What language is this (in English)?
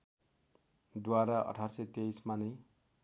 Nepali